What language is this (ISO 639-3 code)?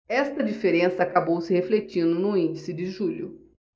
por